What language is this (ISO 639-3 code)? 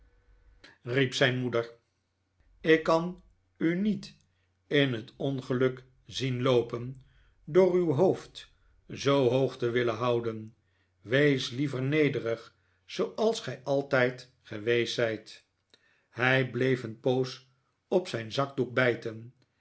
nld